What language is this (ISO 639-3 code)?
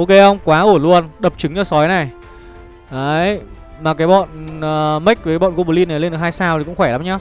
vie